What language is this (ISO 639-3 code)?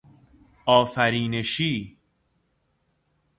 fas